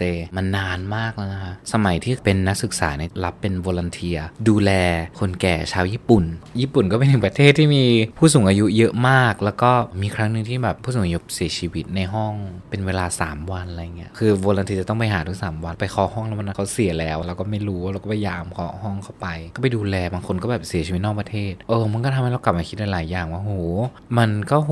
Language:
Thai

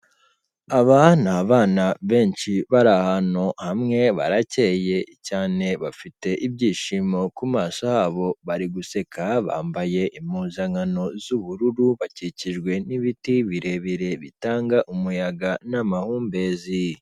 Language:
Kinyarwanda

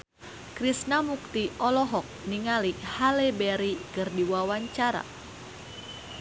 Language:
Sundanese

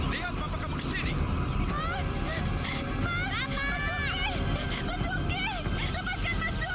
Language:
Indonesian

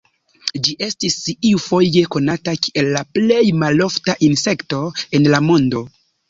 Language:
Esperanto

